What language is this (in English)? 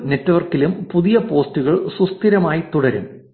Malayalam